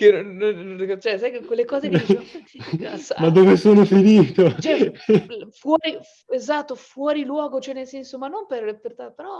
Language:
Italian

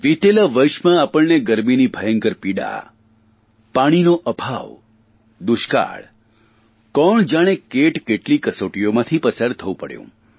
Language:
Gujarati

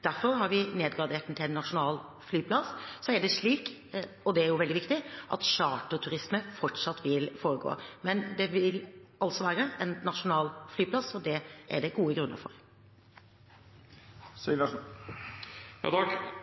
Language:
Norwegian Bokmål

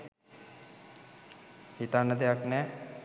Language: Sinhala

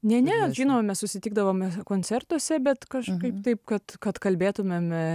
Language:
Lithuanian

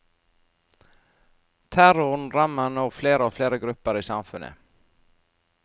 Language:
Norwegian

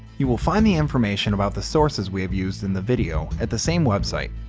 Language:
English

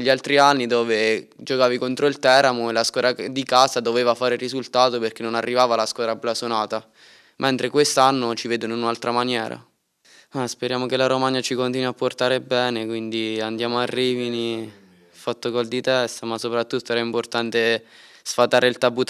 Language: Italian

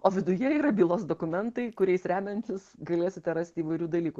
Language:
Lithuanian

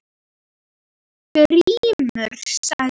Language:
Icelandic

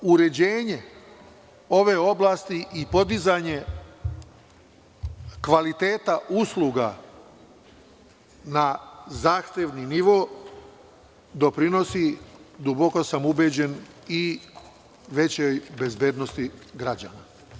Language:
Serbian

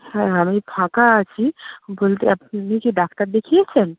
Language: Bangla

